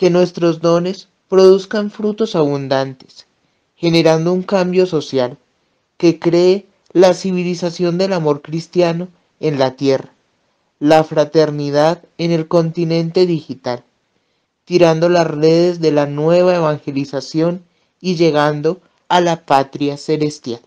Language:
Spanish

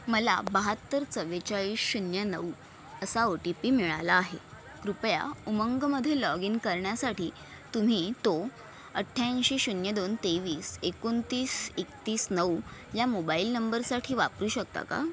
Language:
Marathi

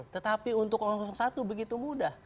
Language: Indonesian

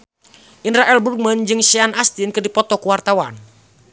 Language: Sundanese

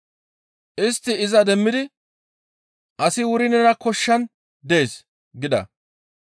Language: Gamo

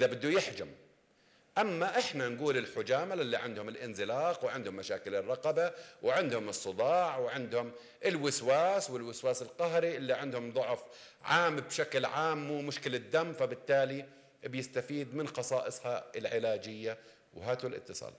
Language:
Arabic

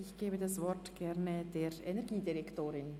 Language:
Swiss German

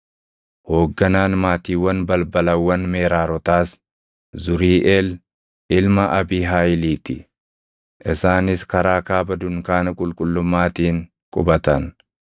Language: Oromo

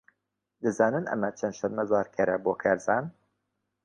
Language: Central Kurdish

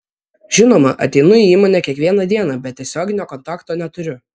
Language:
Lithuanian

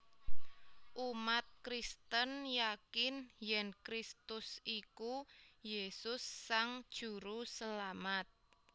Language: Javanese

